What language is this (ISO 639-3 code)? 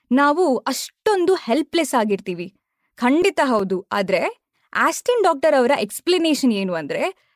kan